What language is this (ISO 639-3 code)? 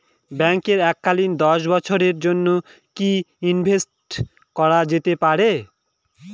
ben